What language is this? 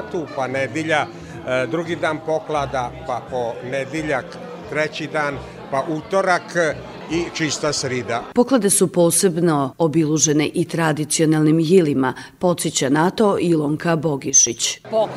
Croatian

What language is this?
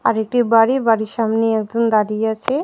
Bangla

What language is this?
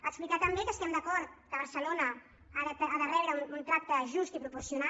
Catalan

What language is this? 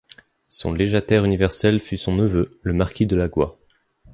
French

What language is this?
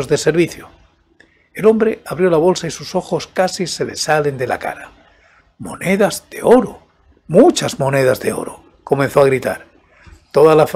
Spanish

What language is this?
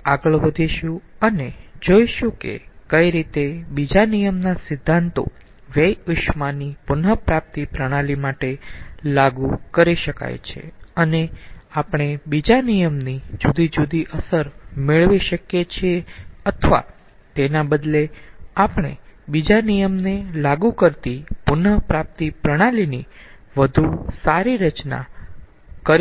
Gujarati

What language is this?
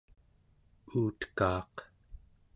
Central Yupik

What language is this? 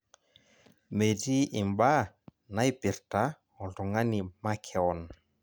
Masai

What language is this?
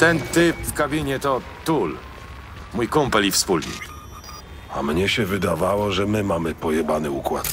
Polish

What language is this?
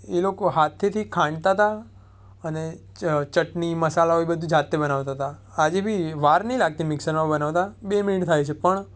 Gujarati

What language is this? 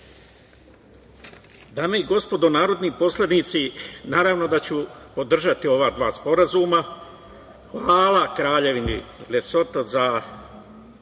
Serbian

